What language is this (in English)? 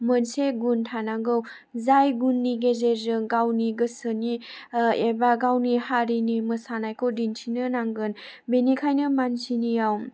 Bodo